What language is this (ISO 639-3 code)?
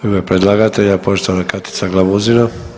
hrv